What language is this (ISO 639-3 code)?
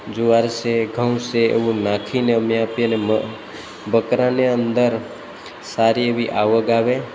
guj